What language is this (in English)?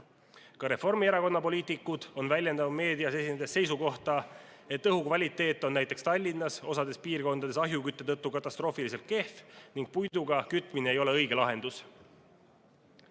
Estonian